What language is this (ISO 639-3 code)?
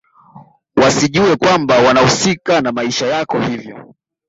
swa